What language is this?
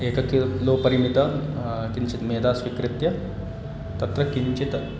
Sanskrit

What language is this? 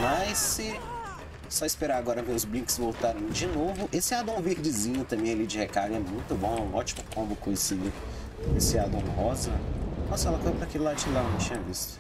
Portuguese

